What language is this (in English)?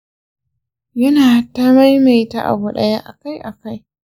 Hausa